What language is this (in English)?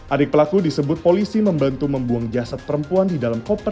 Indonesian